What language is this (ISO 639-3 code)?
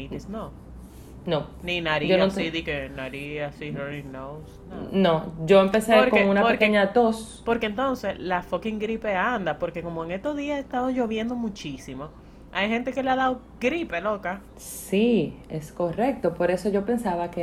spa